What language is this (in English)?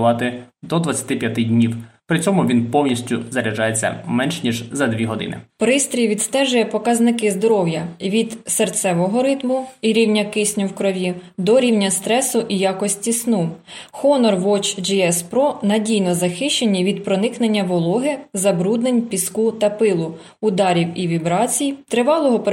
Ukrainian